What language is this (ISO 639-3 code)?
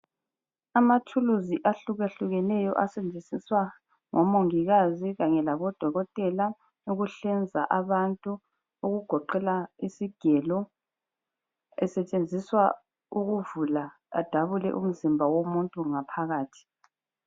nde